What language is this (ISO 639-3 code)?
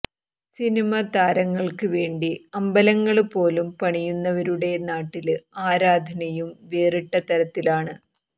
mal